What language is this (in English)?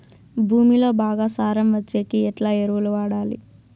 Telugu